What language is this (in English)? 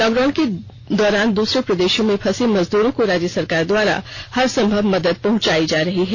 Hindi